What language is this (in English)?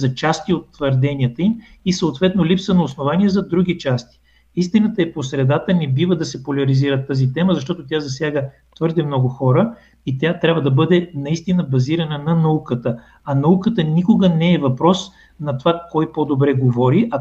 Bulgarian